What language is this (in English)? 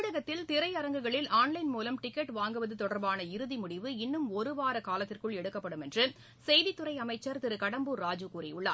Tamil